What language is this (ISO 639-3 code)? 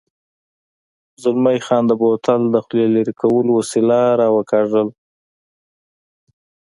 pus